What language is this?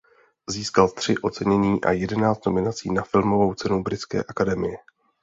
Czech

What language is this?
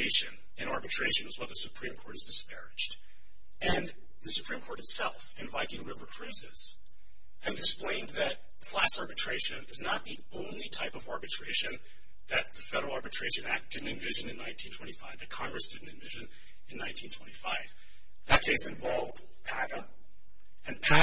English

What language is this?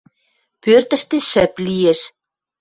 Western Mari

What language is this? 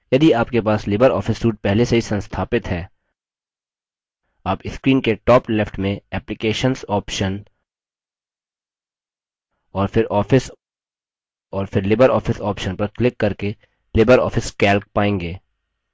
Hindi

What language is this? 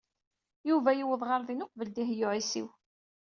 Kabyle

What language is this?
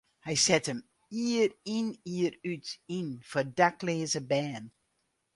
Western Frisian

